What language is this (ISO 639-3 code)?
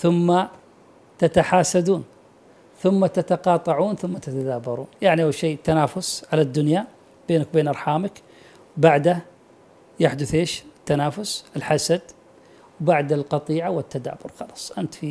ara